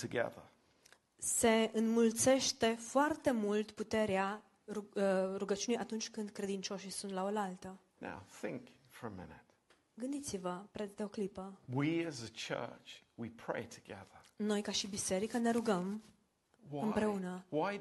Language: Romanian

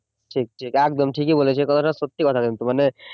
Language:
Bangla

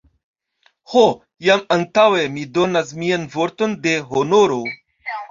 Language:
Esperanto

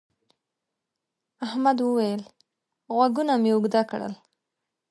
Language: Pashto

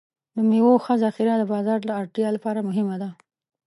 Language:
Pashto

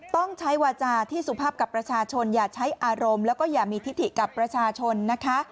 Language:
Thai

